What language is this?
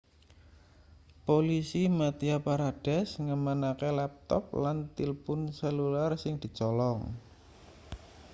Javanese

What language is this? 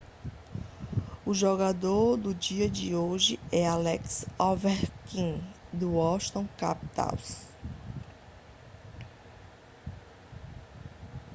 Portuguese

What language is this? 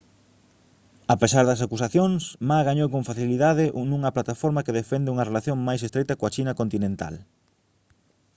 Galician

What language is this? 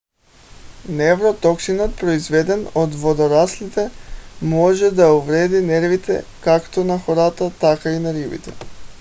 Bulgarian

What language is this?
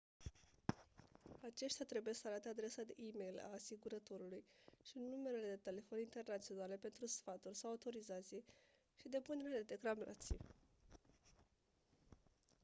Romanian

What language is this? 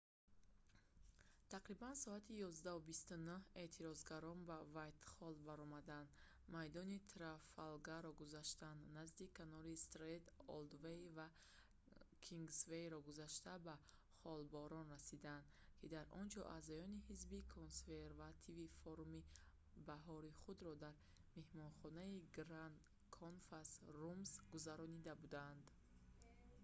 Tajik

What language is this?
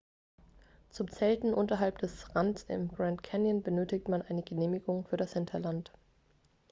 German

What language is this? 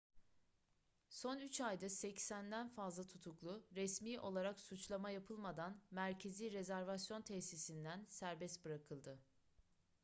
Turkish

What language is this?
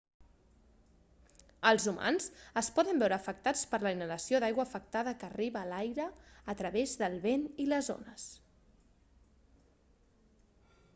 Catalan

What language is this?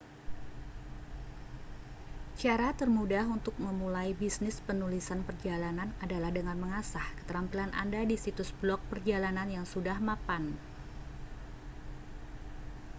Indonesian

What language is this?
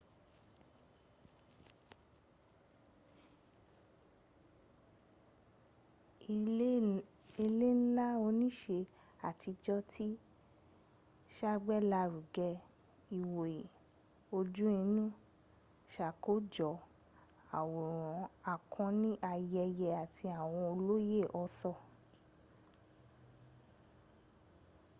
Yoruba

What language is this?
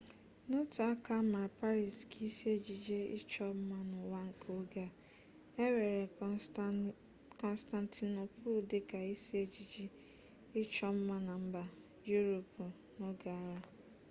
Igbo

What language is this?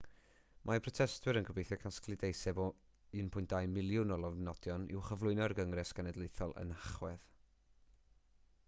Welsh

